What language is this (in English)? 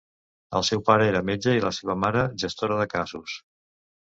Catalan